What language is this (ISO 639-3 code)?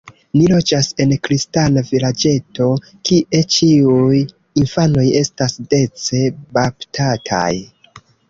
epo